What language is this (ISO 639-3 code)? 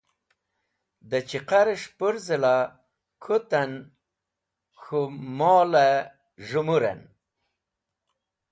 wbl